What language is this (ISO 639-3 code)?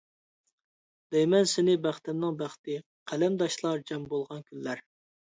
uig